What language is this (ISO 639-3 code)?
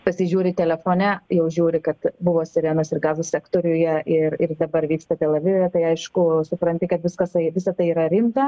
lit